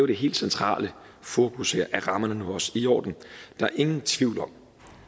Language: Danish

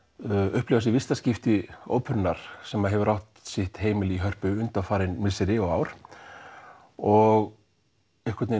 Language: Icelandic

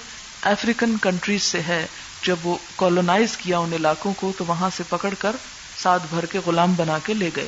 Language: Urdu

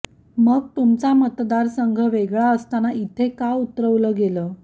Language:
Marathi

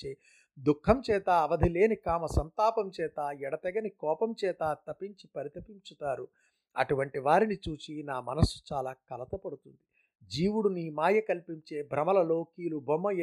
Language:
Telugu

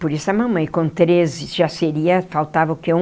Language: Portuguese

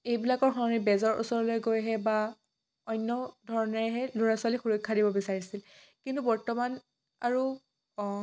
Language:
Assamese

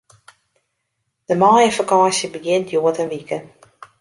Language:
Western Frisian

